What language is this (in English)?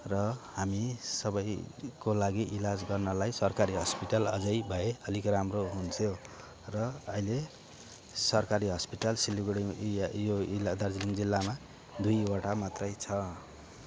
Nepali